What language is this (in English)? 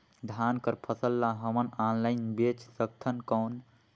Chhattisgarhi